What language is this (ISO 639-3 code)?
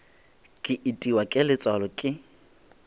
nso